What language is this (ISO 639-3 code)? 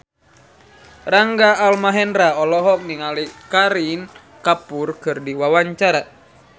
sun